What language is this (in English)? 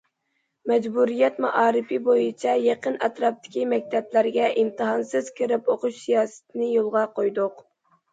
Uyghur